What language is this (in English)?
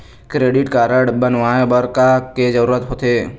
Chhattisgarhi